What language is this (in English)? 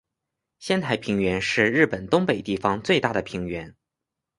Chinese